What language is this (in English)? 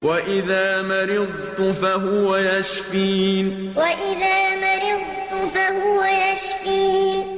Arabic